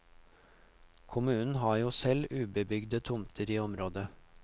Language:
Norwegian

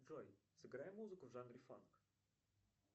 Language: Russian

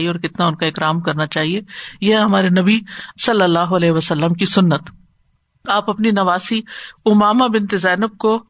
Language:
Urdu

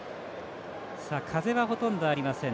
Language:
Japanese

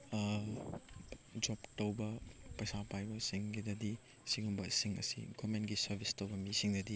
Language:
Manipuri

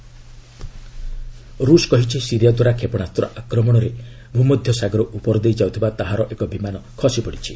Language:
Odia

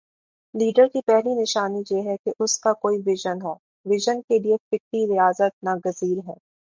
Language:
Urdu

